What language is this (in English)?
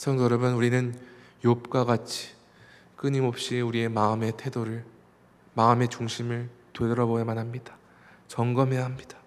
Korean